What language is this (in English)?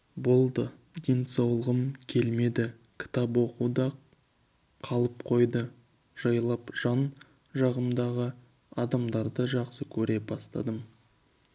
Kazakh